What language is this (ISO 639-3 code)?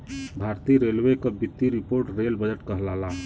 bho